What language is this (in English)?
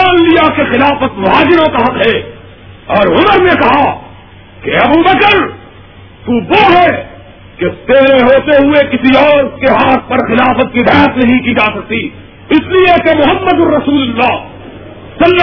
Urdu